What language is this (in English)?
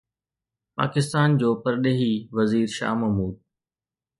Sindhi